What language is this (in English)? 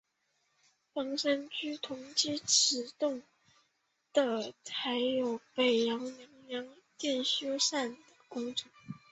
Chinese